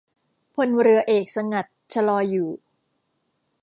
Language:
Thai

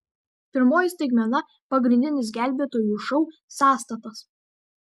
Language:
Lithuanian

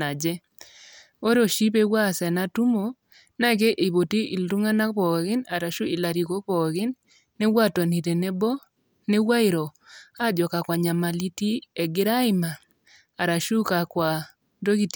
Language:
Masai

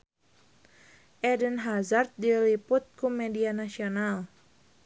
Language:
Sundanese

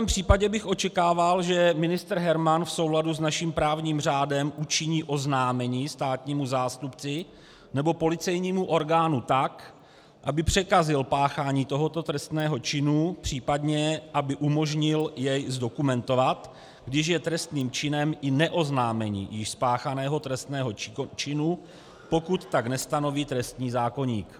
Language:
Czech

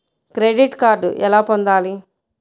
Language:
Telugu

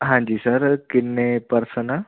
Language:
Punjabi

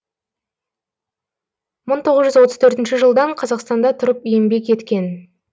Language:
Kazakh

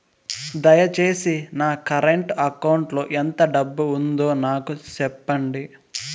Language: Telugu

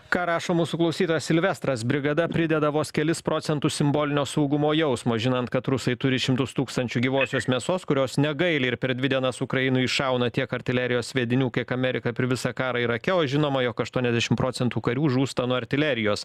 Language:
Lithuanian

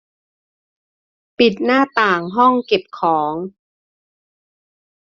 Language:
Thai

